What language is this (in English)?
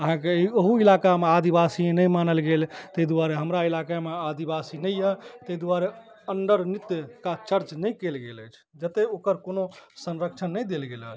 Maithili